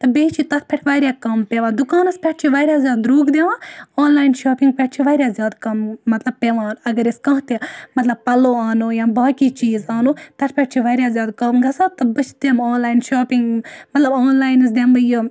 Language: Kashmiri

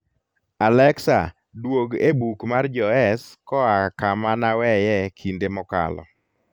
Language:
Luo (Kenya and Tanzania)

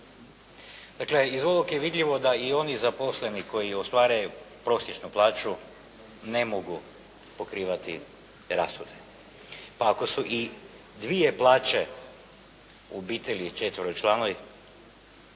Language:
Croatian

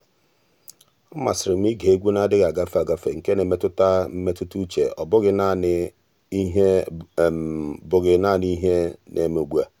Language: Igbo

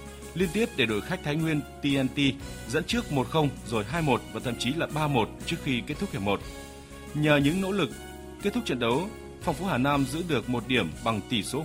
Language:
Vietnamese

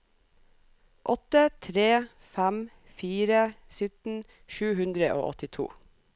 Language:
Norwegian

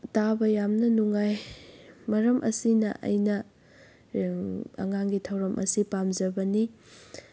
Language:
Manipuri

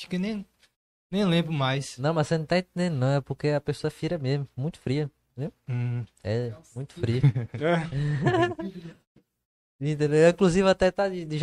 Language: Portuguese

